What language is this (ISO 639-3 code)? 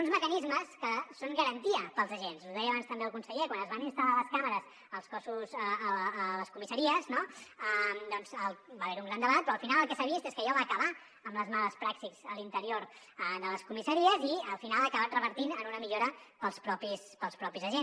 cat